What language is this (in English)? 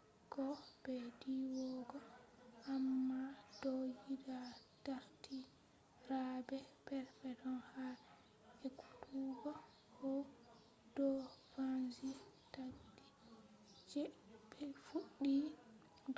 Fula